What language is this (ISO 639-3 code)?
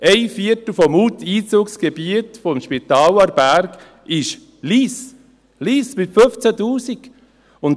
gsw